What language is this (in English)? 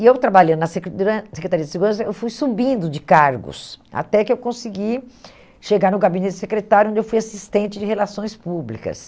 Portuguese